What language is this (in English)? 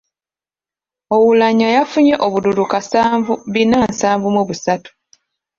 Ganda